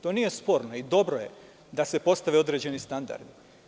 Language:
Serbian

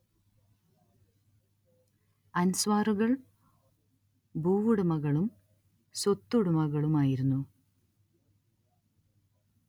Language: Malayalam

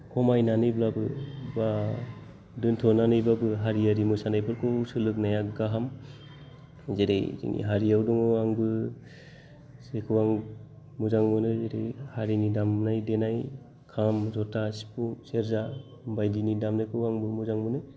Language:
Bodo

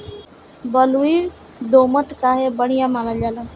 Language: Bhojpuri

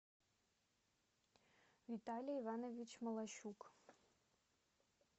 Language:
Russian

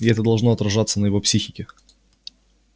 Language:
Russian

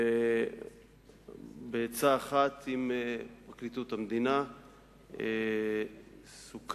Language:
Hebrew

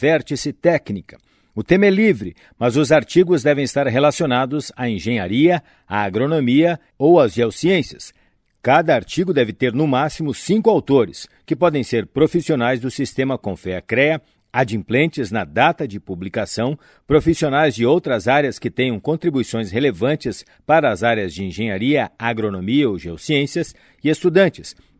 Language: Portuguese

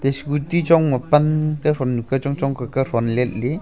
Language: Wancho Naga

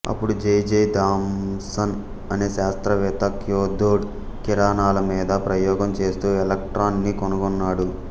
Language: Telugu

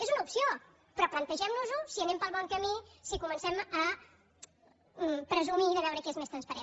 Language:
Catalan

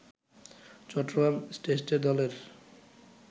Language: Bangla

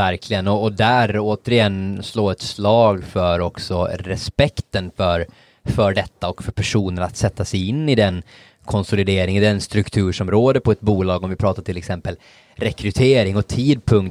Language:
Swedish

